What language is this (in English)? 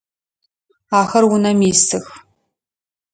Adyghe